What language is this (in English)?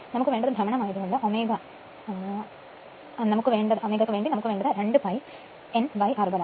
Malayalam